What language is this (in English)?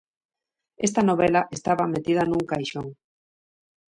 Galician